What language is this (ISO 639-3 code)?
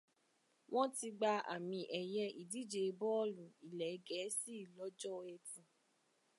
yor